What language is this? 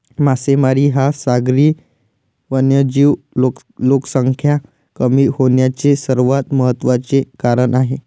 Marathi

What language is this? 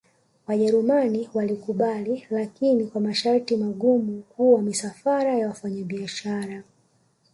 Swahili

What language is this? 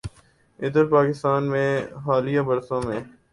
Urdu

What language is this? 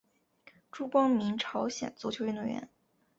Chinese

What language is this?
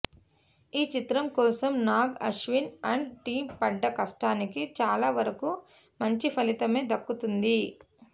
Telugu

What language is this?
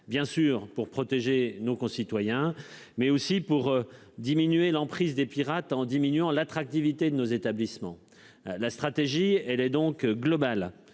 French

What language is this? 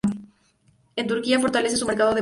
Spanish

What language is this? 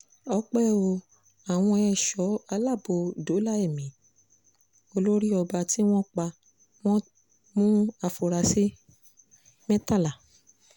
Yoruba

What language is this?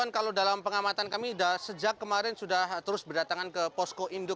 Indonesian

